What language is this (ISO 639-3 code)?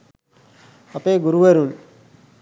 sin